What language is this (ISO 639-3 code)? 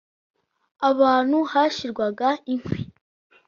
kin